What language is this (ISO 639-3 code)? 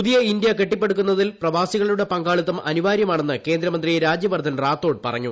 mal